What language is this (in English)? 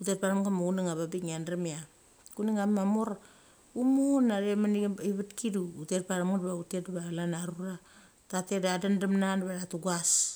Mali